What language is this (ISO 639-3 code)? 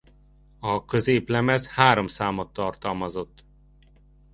hun